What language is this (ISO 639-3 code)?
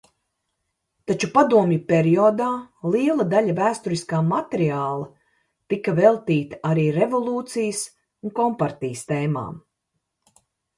lav